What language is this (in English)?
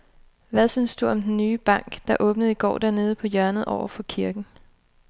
Danish